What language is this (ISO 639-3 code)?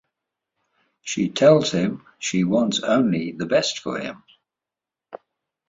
eng